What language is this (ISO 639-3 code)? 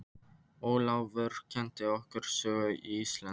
isl